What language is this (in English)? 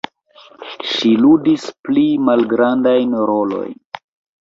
Esperanto